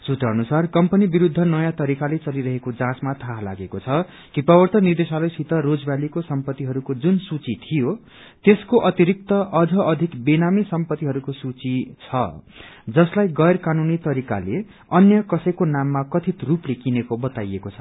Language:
Nepali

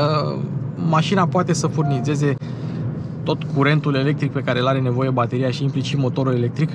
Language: Romanian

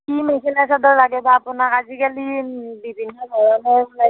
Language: Assamese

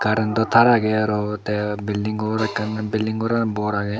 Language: Chakma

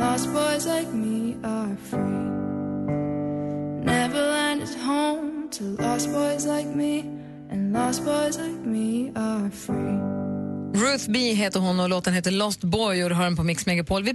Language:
Swedish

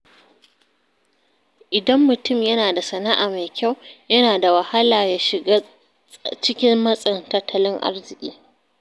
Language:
Hausa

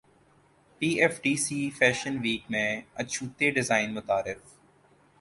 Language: Urdu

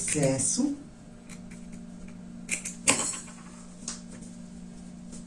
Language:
Portuguese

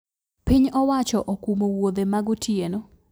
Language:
Luo (Kenya and Tanzania)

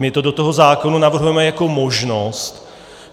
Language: Czech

